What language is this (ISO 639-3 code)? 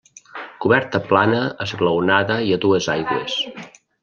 cat